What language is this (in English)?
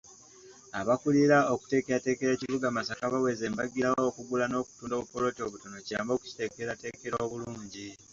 Ganda